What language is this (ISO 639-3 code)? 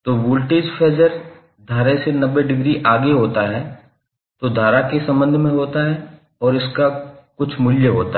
hin